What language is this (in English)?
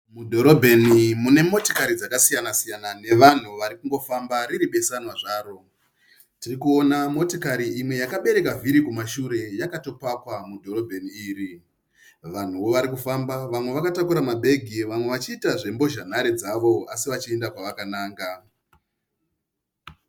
Shona